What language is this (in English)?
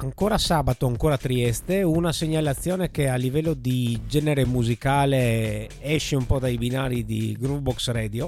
Italian